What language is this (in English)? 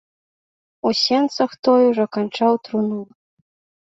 Belarusian